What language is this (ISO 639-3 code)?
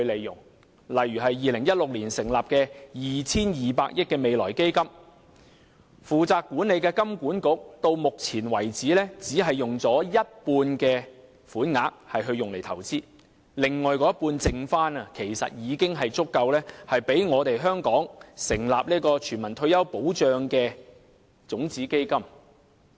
yue